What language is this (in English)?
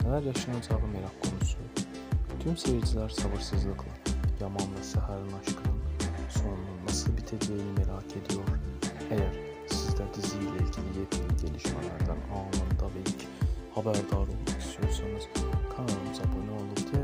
Turkish